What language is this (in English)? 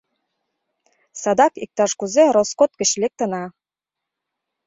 Mari